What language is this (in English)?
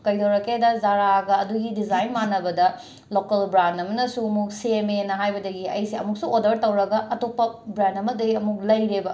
Manipuri